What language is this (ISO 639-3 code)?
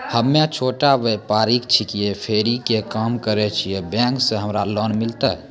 mai